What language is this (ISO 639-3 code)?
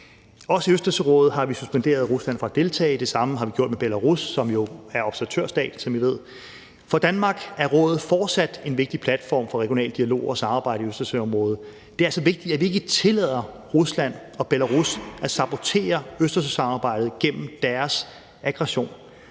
dan